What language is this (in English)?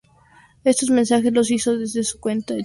Spanish